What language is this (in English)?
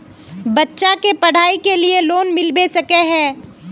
Magahi